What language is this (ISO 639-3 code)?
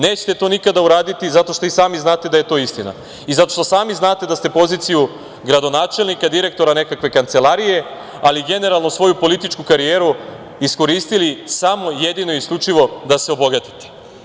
srp